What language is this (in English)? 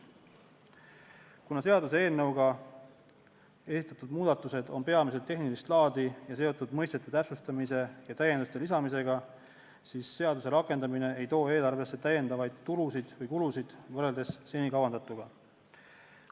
Estonian